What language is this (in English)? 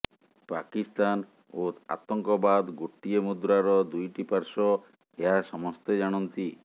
Odia